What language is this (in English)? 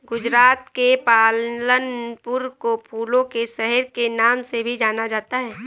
Hindi